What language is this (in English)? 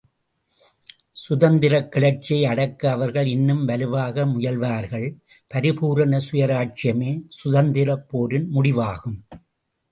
Tamil